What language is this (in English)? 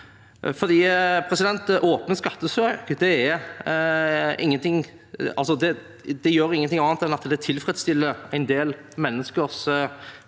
Norwegian